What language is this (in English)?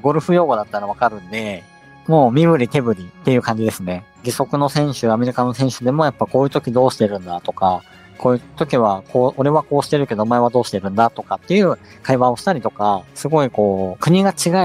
Japanese